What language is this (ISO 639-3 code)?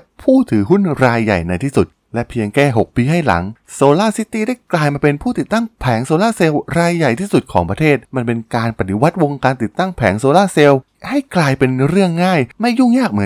tha